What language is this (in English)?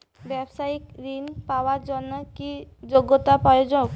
Bangla